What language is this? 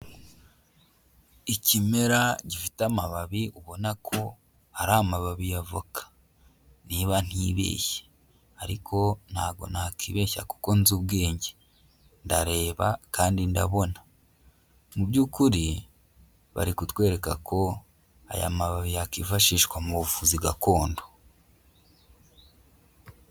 Kinyarwanda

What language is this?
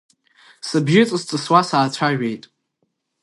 Abkhazian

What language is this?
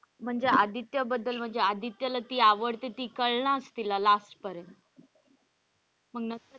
Marathi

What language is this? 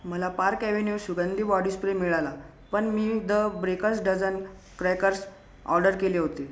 Marathi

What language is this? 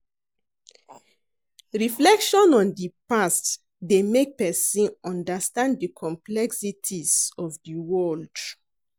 Nigerian Pidgin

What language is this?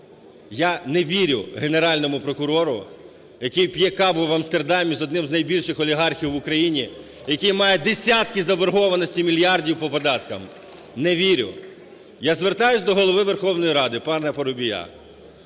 Ukrainian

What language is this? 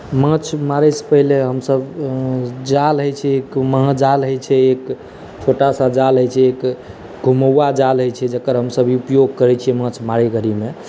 Maithili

